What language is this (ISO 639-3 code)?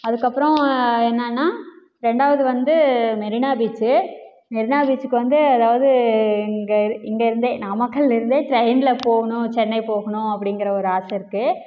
tam